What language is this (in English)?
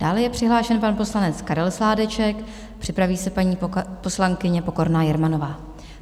Czech